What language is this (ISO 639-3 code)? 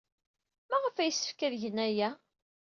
kab